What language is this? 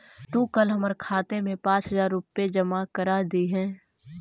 Magahi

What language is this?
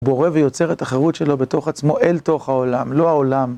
Hebrew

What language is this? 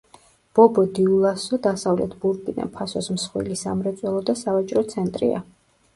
Georgian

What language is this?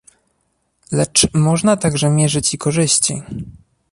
Polish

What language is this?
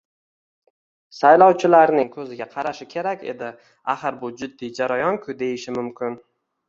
Uzbek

